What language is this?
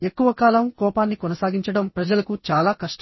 Telugu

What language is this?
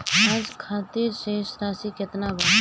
Bhojpuri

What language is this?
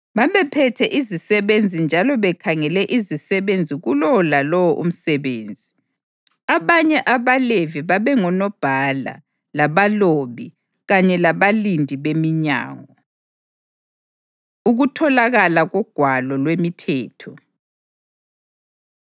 North Ndebele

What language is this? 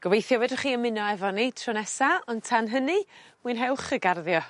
Welsh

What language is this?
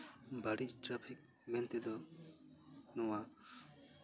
Santali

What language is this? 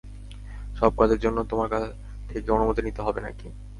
Bangla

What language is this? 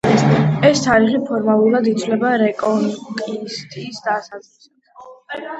Georgian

